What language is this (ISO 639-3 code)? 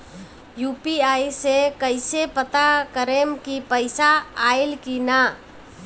bho